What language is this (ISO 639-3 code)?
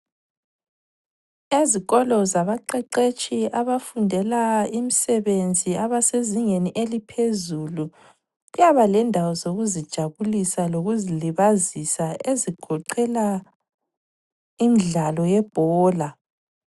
nde